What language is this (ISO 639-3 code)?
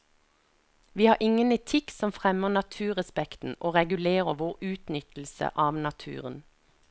nor